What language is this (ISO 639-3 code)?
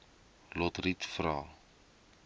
afr